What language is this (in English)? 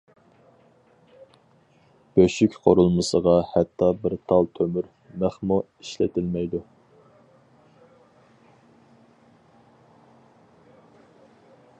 Uyghur